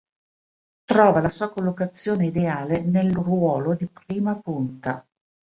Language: Italian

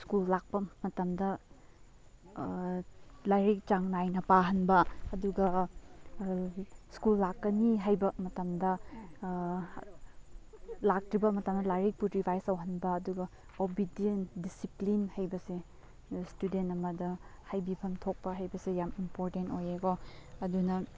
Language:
Manipuri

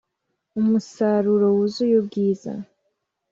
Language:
Kinyarwanda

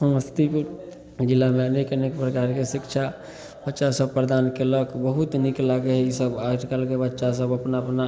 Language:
Maithili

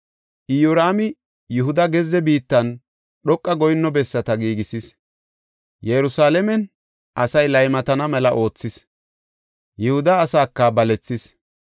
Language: Gofa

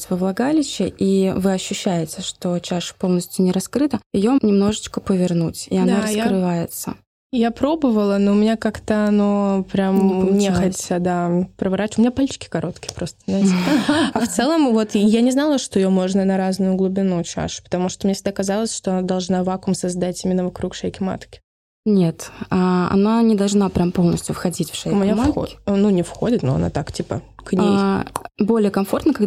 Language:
Russian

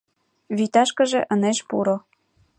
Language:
Mari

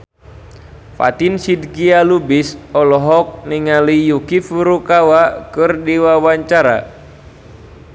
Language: Sundanese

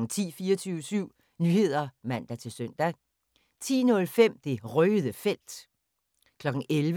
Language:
Danish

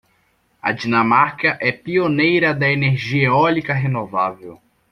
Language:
Portuguese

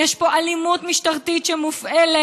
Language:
Hebrew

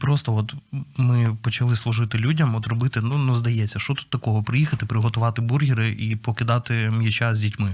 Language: Ukrainian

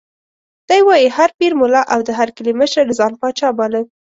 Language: Pashto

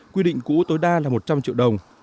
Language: Vietnamese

